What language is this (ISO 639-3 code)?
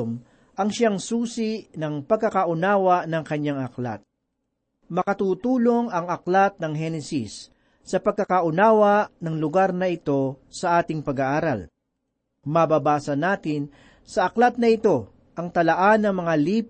fil